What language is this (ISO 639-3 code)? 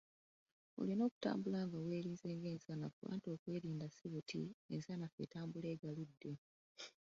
lug